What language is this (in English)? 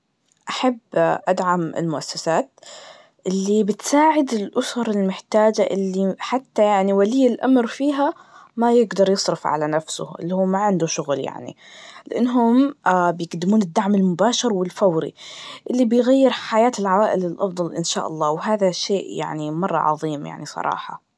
Najdi Arabic